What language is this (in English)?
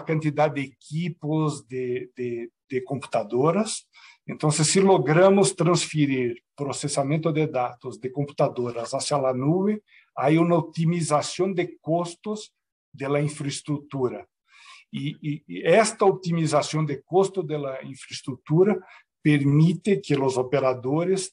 Spanish